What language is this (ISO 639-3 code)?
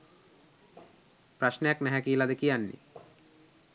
sin